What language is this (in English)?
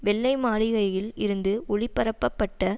Tamil